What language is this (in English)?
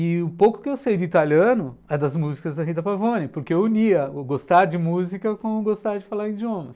Portuguese